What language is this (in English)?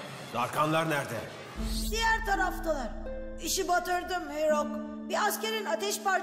Turkish